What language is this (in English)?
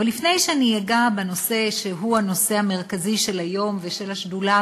Hebrew